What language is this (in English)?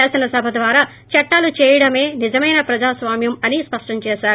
Telugu